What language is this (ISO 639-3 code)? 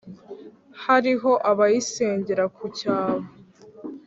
kin